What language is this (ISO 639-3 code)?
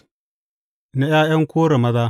hau